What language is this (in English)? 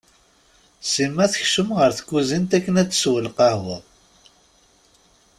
Kabyle